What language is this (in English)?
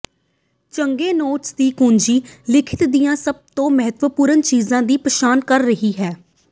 Punjabi